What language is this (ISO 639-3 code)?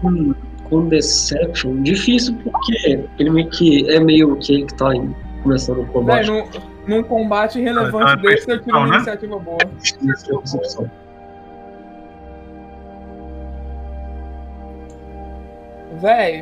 por